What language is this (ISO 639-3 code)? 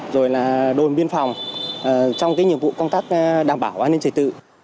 vie